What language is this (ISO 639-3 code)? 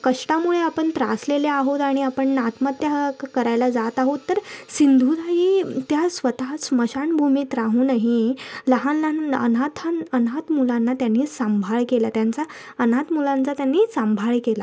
mar